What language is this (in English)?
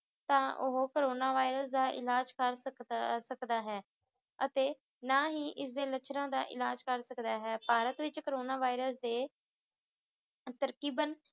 Punjabi